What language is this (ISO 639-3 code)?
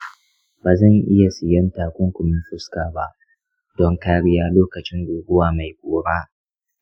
hau